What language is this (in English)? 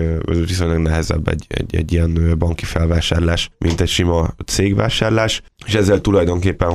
Hungarian